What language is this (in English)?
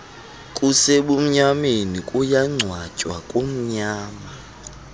Xhosa